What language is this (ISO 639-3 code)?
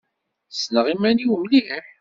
kab